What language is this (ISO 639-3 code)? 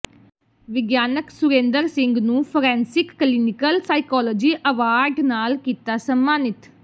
pan